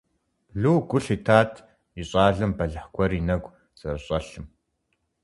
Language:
Kabardian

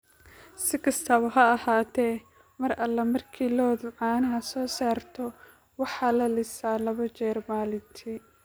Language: Somali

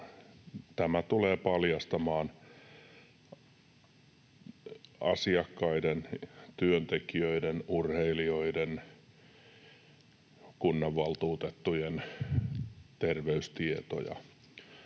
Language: Finnish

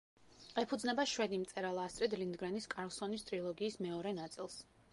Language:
Georgian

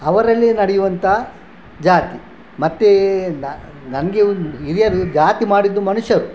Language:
Kannada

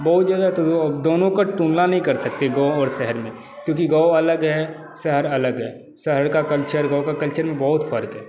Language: Hindi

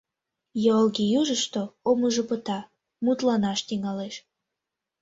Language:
Mari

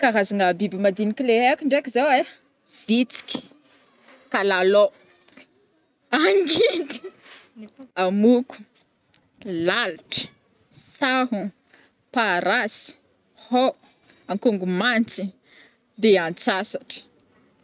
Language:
Northern Betsimisaraka Malagasy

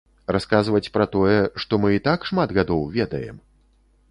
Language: Belarusian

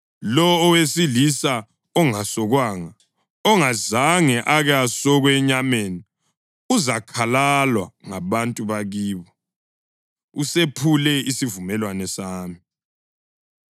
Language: North Ndebele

